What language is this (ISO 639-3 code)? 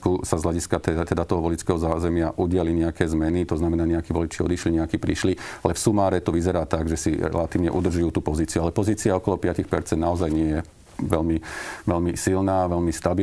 slk